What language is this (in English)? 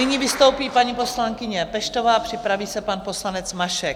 Czech